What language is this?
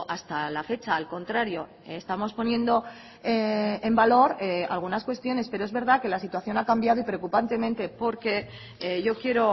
Spanish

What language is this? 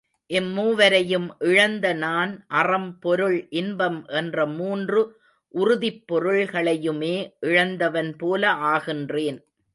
Tamil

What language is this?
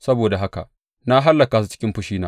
Hausa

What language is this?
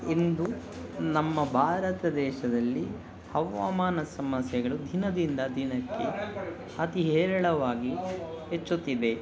Kannada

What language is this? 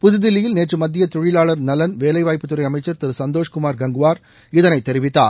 Tamil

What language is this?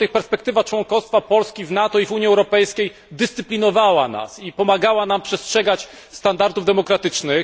Polish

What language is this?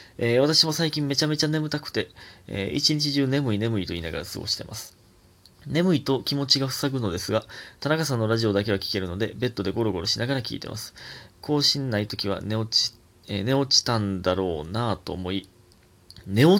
Japanese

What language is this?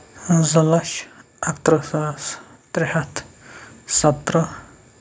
Kashmiri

